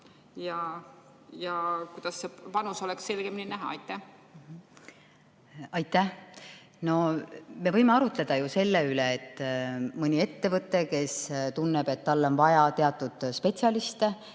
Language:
Estonian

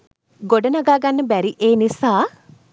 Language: Sinhala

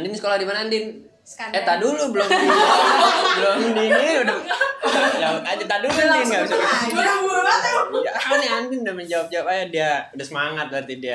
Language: Indonesian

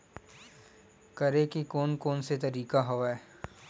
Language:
Chhattisgarhi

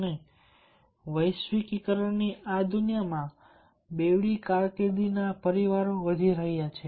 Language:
Gujarati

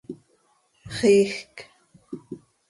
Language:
Seri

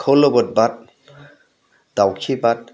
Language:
Bodo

